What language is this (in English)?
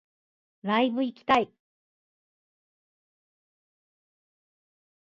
Japanese